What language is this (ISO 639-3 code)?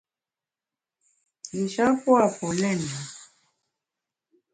bax